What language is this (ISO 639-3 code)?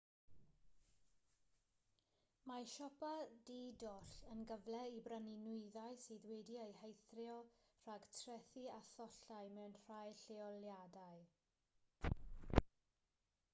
cym